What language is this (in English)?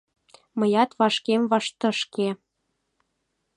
Mari